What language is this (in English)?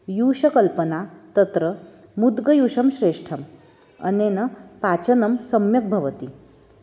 Sanskrit